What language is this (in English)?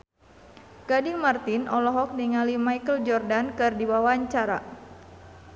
Sundanese